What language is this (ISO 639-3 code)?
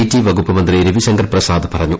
mal